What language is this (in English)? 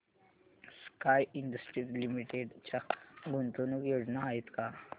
Marathi